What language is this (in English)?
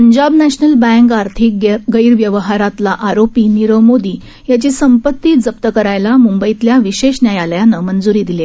Marathi